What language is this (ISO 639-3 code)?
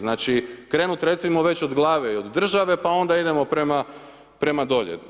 hrv